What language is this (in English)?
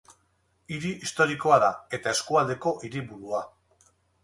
Basque